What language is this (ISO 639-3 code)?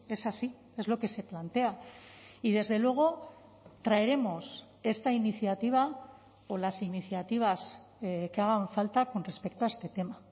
spa